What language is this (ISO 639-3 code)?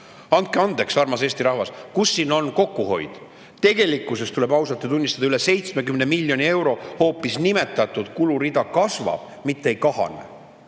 est